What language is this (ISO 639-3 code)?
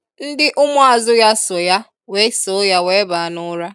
ibo